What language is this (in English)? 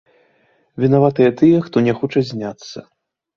Belarusian